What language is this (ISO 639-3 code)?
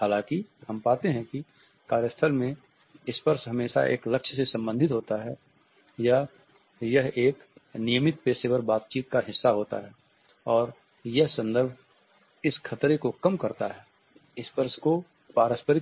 hin